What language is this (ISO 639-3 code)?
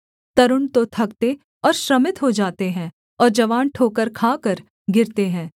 hin